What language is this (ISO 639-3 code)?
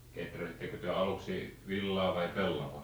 fin